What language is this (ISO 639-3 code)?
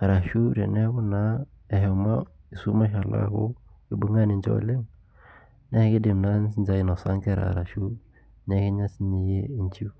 mas